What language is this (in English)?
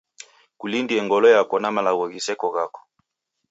Taita